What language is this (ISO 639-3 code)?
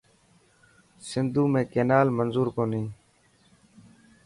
mki